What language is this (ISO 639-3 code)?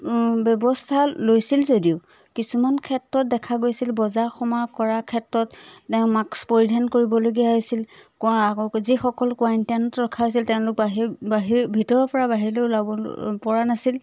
asm